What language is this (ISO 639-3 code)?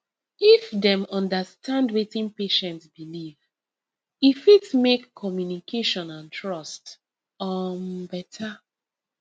pcm